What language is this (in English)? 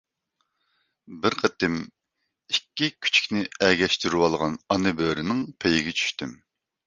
Uyghur